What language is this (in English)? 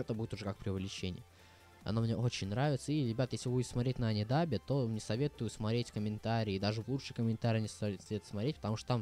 Russian